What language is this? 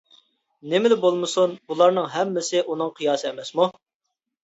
Uyghur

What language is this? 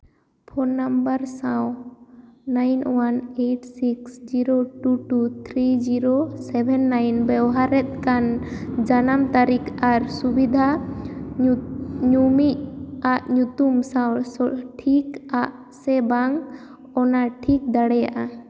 Santali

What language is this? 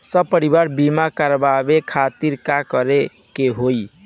Bhojpuri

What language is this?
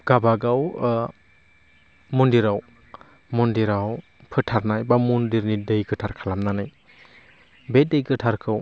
Bodo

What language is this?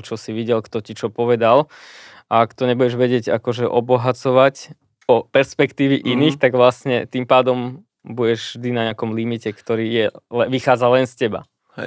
Slovak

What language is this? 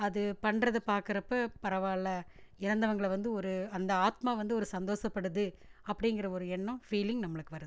Tamil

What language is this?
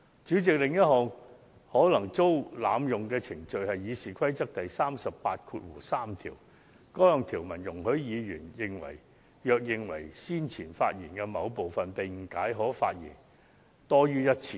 Cantonese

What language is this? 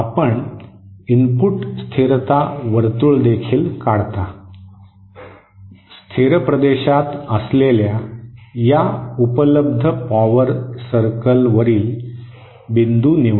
Marathi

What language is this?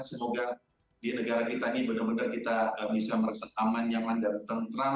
Indonesian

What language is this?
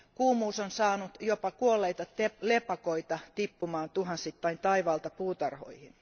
Finnish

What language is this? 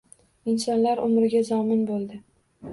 Uzbek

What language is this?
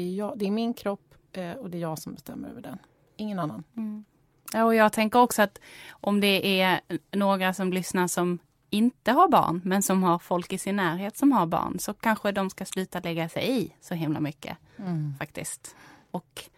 Swedish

